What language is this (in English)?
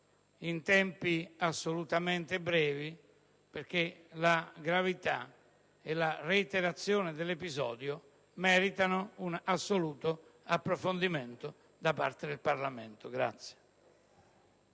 Italian